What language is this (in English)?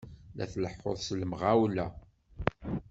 Kabyle